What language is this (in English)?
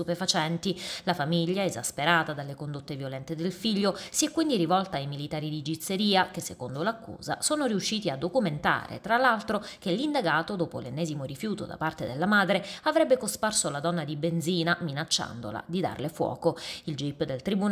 Italian